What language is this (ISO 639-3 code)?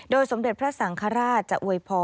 tha